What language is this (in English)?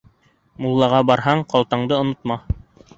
Bashkir